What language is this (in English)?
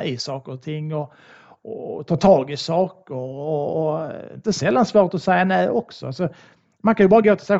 Swedish